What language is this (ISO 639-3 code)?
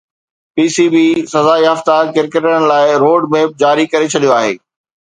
snd